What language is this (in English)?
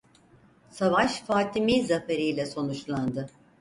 Turkish